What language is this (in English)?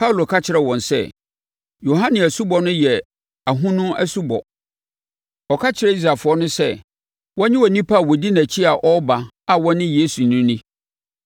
Akan